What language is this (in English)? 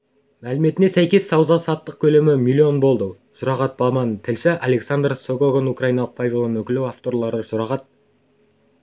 Kazakh